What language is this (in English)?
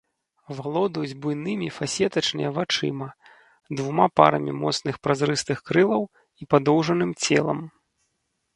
Belarusian